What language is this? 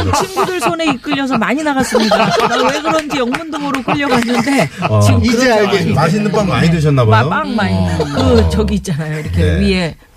Korean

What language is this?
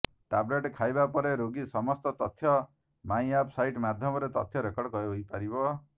Odia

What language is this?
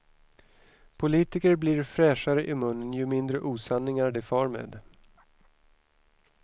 Swedish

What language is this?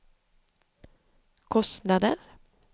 Swedish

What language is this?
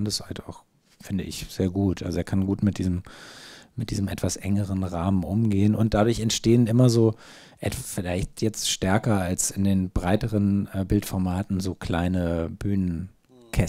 German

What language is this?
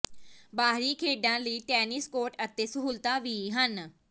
Punjabi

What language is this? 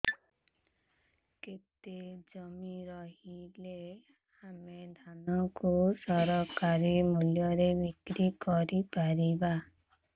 Odia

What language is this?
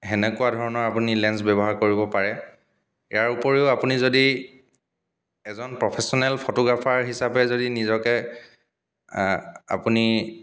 Assamese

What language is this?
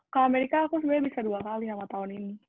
Indonesian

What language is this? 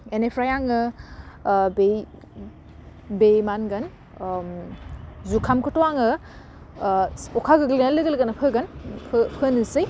Bodo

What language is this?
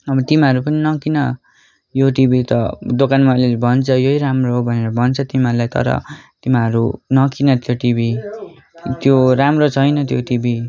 Nepali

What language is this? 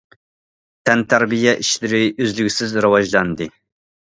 Uyghur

